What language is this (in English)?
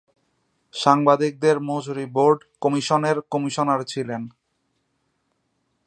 Bangla